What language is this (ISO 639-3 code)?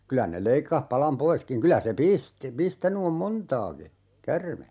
fin